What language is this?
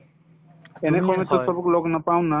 Assamese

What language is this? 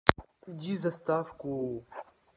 Russian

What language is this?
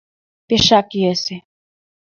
Mari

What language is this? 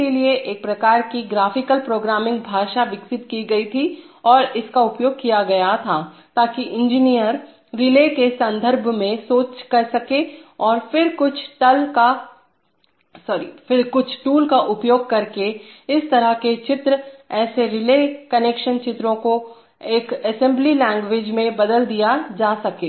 Hindi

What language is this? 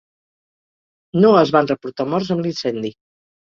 Catalan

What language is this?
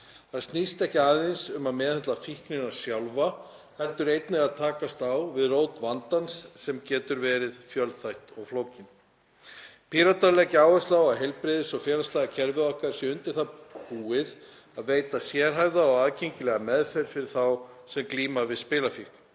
Icelandic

